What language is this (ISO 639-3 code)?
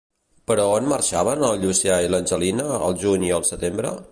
cat